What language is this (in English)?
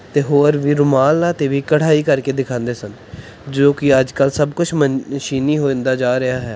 Punjabi